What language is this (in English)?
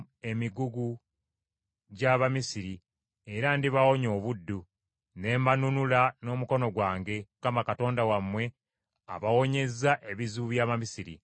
Ganda